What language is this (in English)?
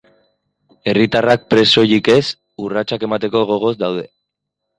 Basque